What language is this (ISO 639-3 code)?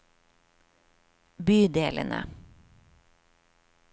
nor